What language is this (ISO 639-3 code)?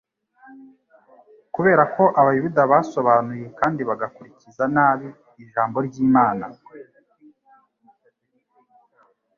kin